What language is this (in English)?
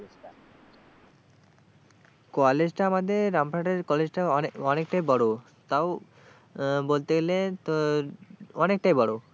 Bangla